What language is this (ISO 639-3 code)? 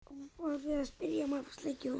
isl